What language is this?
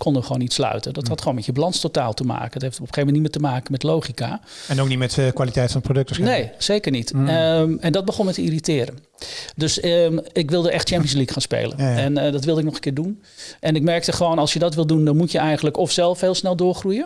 Dutch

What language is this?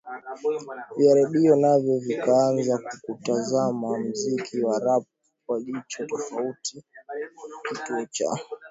Swahili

